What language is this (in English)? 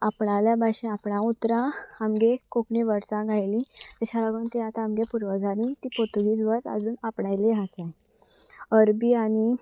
Konkani